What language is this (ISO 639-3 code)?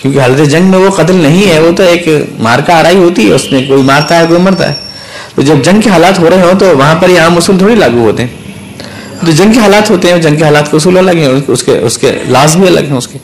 urd